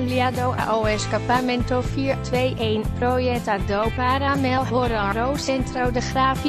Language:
Dutch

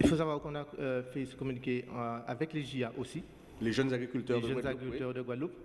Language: French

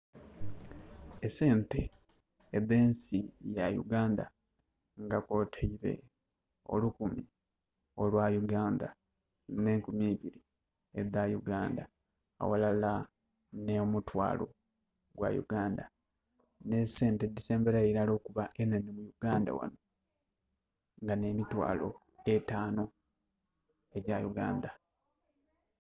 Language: Soga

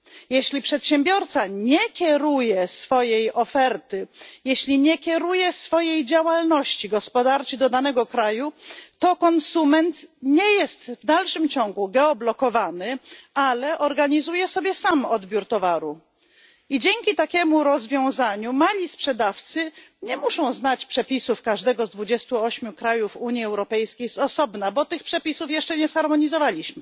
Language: Polish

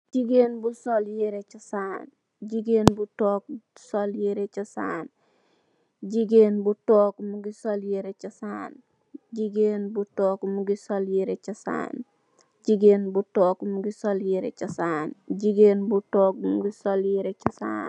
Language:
Wolof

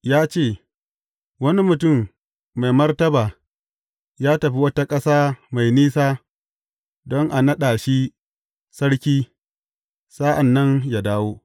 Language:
Hausa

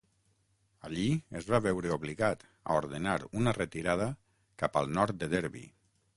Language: Catalan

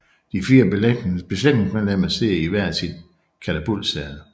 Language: Danish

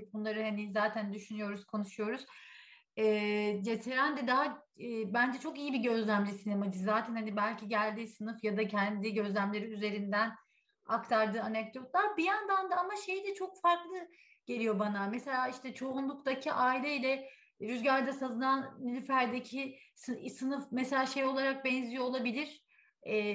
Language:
Turkish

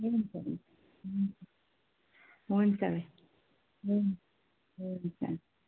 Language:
Nepali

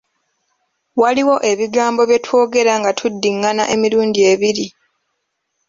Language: Ganda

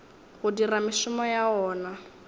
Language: Northern Sotho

